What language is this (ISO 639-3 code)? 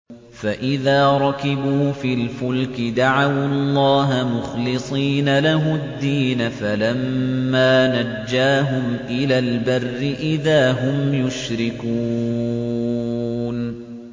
ara